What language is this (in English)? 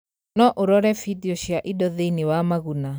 Kikuyu